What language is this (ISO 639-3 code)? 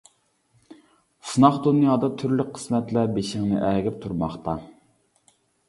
uig